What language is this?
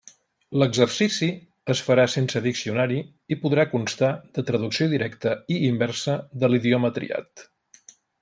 Catalan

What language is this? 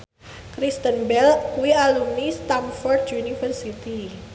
Javanese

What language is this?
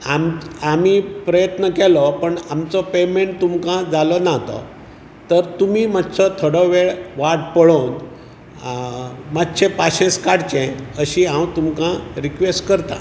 Konkani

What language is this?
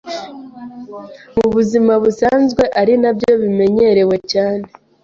Kinyarwanda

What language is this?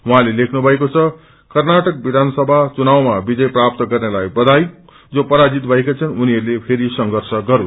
Nepali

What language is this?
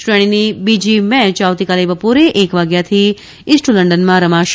Gujarati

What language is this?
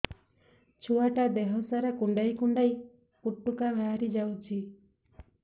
Odia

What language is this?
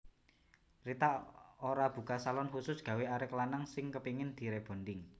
Javanese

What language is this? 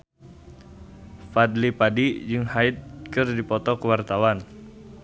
Sundanese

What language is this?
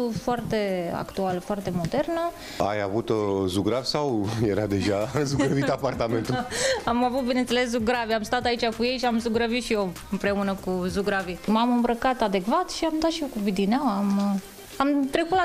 Romanian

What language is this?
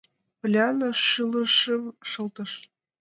Mari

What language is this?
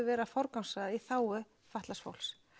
Icelandic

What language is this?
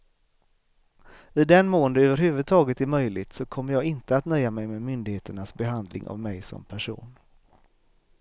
Swedish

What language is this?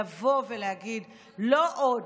Hebrew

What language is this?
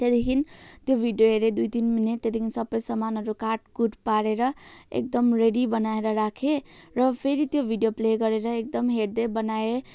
Nepali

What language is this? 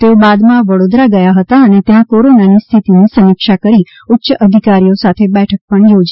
Gujarati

